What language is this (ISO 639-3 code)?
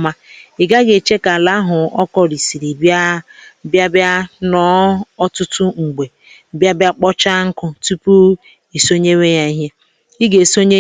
ibo